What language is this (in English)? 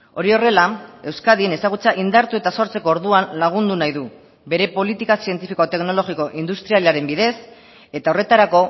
Basque